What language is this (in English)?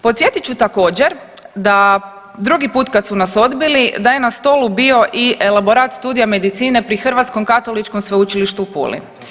Croatian